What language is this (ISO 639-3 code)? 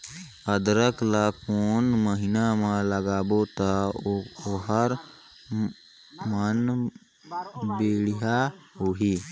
hne